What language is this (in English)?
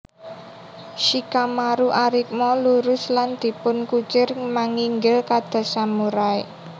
Javanese